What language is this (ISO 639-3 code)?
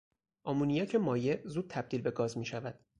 fas